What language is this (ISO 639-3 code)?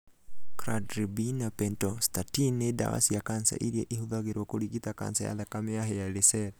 kik